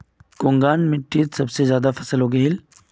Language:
Magahi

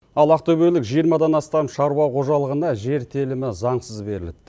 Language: Kazakh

